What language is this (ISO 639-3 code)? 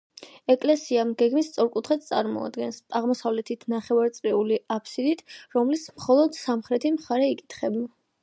kat